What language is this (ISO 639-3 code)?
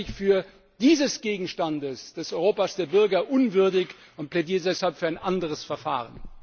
deu